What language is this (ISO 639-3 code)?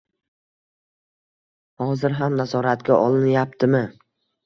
uzb